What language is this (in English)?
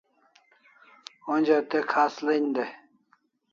Kalasha